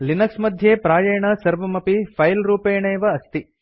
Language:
Sanskrit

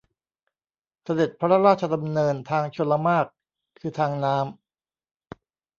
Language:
Thai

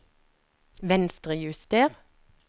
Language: Norwegian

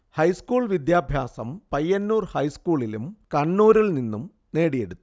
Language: Malayalam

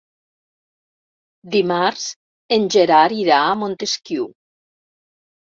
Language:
Catalan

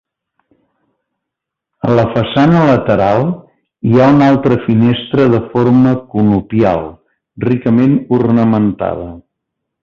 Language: Catalan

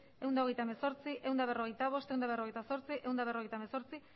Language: Basque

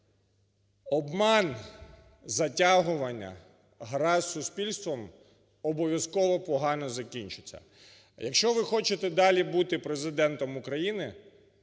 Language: Ukrainian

